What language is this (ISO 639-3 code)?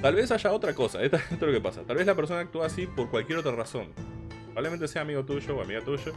spa